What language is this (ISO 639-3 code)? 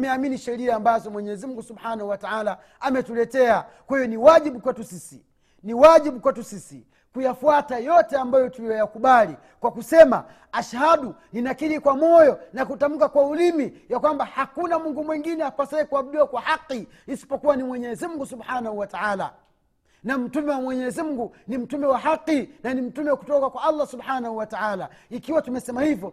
swa